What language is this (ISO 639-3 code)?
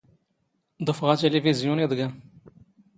zgh